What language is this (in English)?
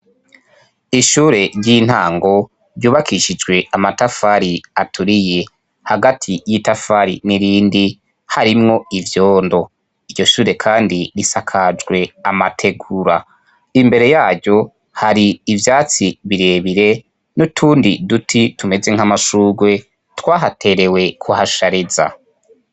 Rundi